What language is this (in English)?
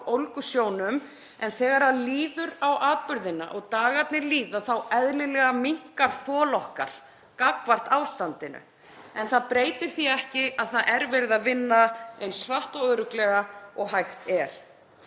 Icelandic